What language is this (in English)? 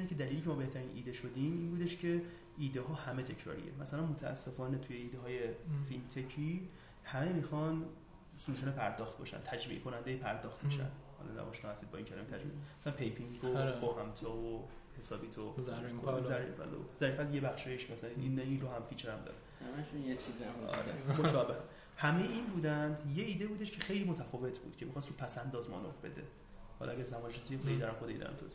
Persian